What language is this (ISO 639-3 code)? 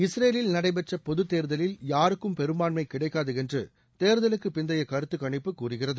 tam